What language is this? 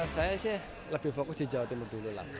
Indonesian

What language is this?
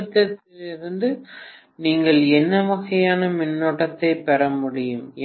Tamil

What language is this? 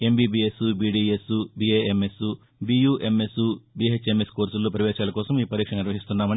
Telugu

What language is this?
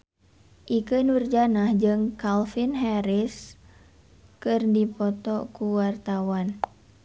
Sundanese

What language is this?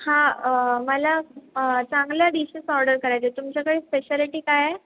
Marathi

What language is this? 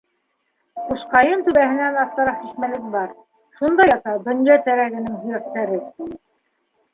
Bashkir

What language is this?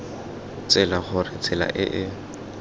Tswana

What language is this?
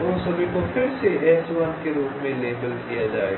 Hindi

